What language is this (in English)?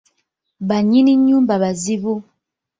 Ganda